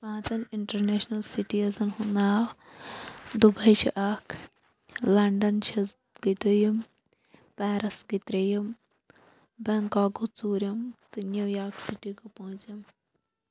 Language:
Kashmiri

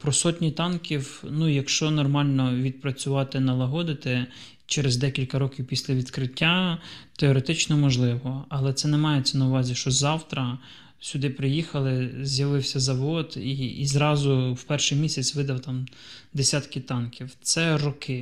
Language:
Ukrainian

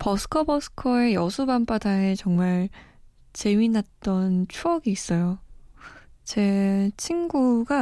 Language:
Korean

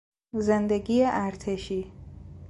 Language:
Persian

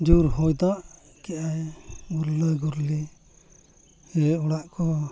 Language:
Santali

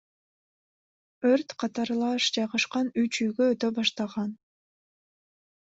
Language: Kyrgyz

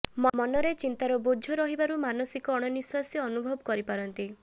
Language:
Odia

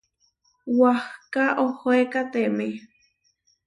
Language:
Huarijio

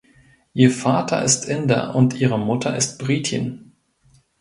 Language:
German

